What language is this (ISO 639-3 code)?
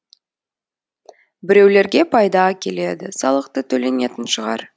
kaz